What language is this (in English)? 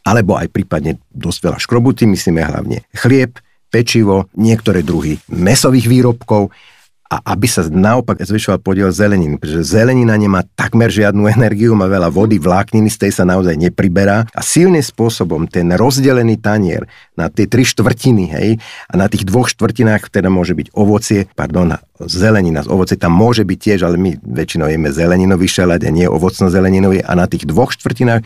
Slovak